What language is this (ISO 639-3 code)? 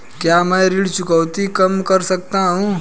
hin